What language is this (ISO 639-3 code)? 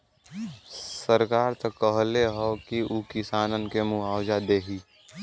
bho